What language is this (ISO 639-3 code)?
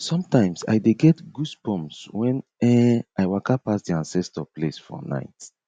pcm